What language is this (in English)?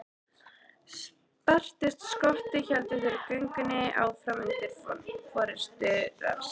Icelandic